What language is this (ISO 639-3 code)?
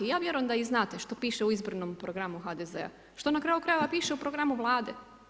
hrv